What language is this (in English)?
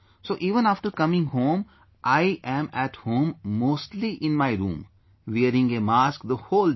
English